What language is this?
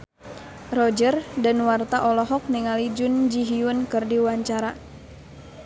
Sundanese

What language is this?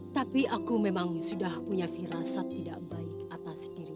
Indonesian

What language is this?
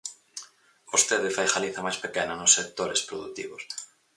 Galician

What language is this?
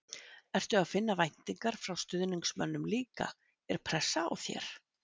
Icelandic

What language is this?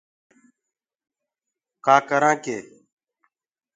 Gurgula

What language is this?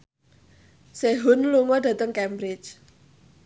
Javanese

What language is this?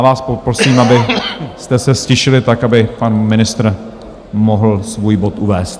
Czech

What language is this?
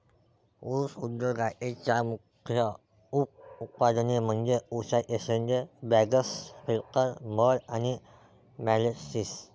Marathi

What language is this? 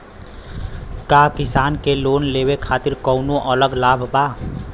Bhojpuri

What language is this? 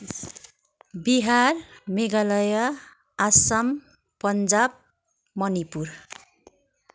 Nepali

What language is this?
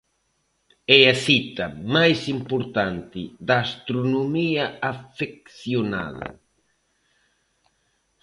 Galician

